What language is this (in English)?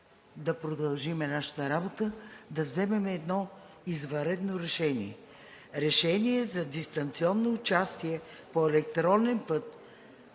Bulgarian